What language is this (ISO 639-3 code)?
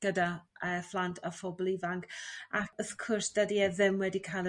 cym